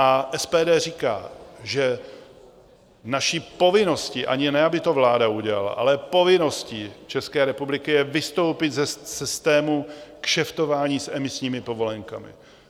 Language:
Czech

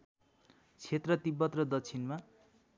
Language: Nepali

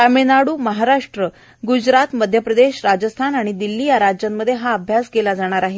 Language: Marathi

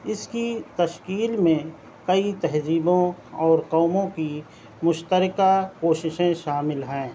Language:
Urdu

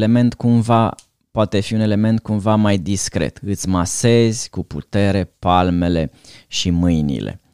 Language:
Romanian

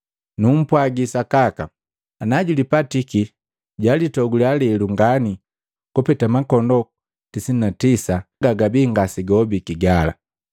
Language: Matengo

